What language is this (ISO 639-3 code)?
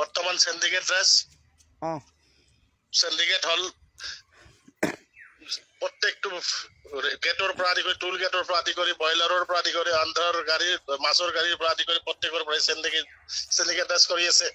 ara